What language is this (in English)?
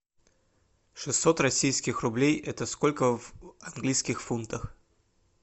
Russian